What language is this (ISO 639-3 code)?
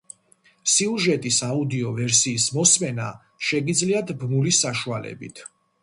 kat